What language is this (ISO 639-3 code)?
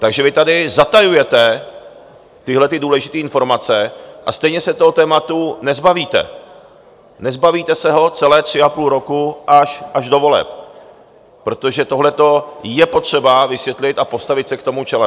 ces